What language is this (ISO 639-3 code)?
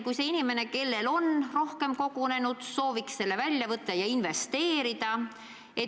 est